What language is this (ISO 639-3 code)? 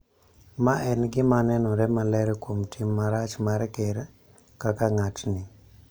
luo